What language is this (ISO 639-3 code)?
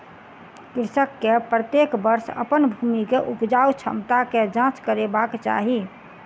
mai